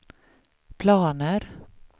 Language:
Swedish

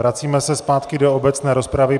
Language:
Czech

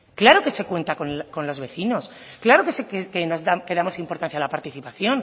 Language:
Spanish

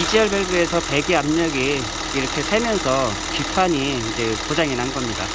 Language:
Korean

